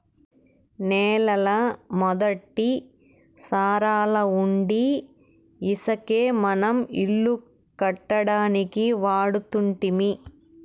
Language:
Telugu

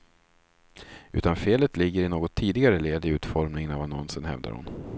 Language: Swedish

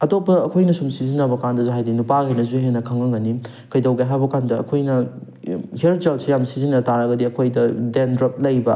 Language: Manipuri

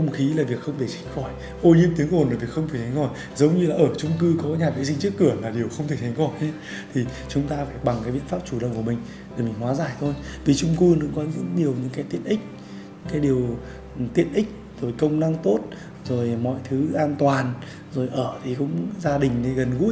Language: Vietnamese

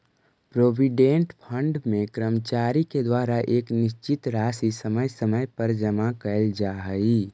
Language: Magahi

